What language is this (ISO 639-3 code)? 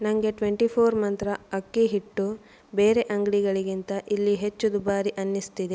kan